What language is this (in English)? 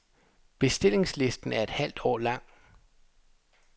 Danish